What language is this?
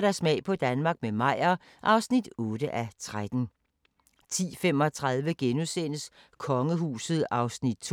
Danish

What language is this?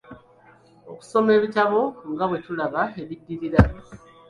Ganda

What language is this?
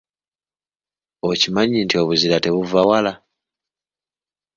Ganda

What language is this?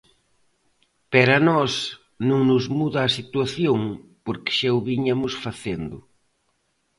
Galician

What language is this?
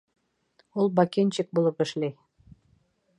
Bashkir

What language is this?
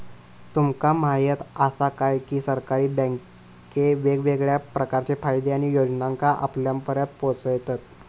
Marathi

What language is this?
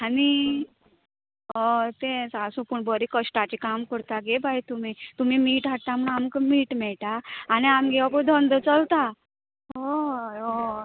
Konkani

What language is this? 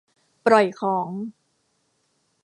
Thai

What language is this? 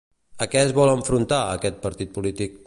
Catalan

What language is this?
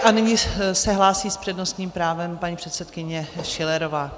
Czech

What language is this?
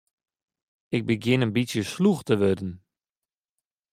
Western Frisian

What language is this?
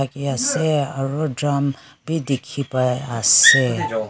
Naga Pidgin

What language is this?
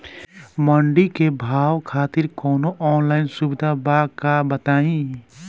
Bhojpuri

